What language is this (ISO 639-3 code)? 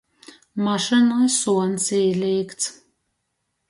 ltg